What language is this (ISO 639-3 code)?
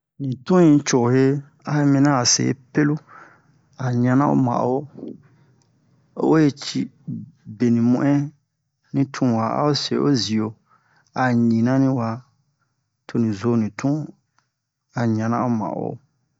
bmq